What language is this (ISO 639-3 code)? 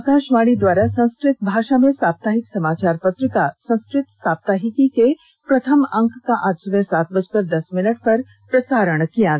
hin